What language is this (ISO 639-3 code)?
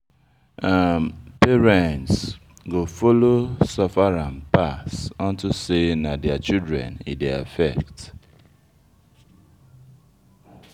pcm